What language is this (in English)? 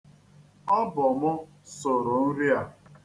Igbo